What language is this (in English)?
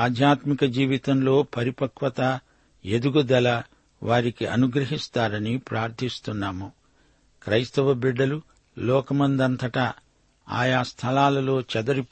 Telugu